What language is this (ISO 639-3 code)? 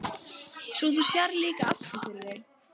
isl